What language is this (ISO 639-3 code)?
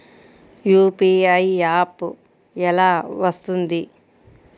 tel